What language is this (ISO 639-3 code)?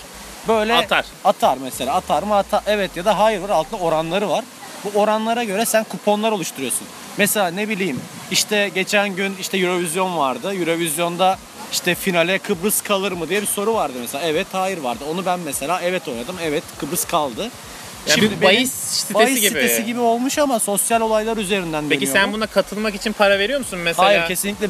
tur